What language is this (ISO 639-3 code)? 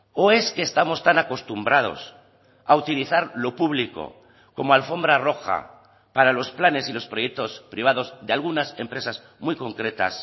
spa